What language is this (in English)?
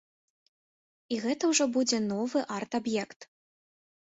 Belarusian